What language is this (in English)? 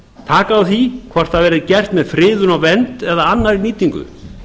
Icelandic